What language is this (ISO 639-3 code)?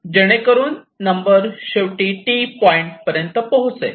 mar